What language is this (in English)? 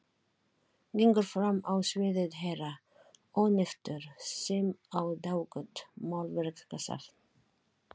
Icelandic